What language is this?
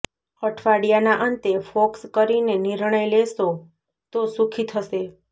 Gujarati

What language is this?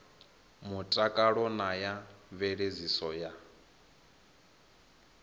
Venda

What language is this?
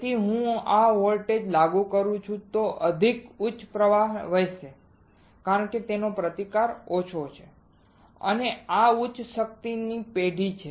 Gujarati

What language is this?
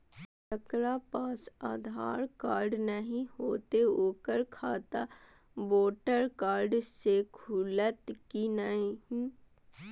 Maithili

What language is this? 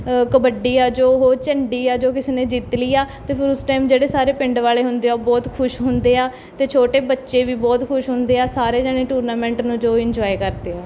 Punjabi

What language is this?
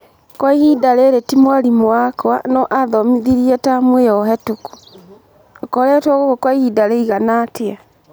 Kikuyu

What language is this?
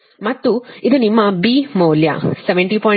Kannada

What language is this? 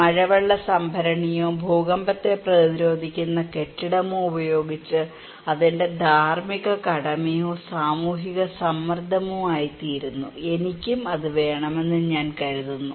Malayalam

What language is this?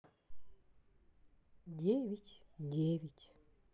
Russian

